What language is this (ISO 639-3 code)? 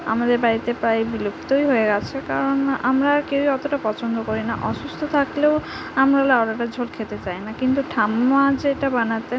ben